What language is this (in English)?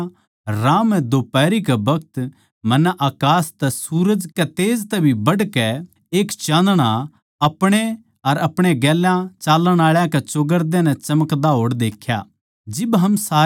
Haryanvi